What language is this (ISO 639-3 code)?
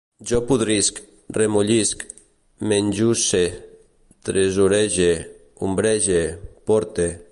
cat